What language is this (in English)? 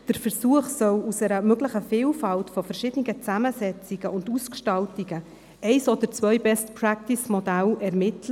Swiss German